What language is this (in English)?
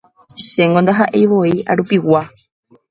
Guarani